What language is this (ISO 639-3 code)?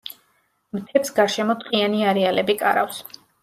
kat